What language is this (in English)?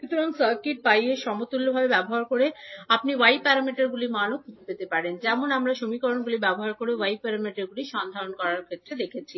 Bangla